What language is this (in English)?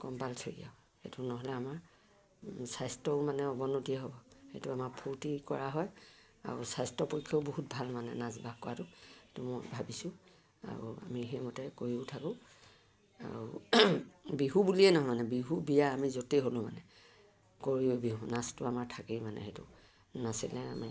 Assamese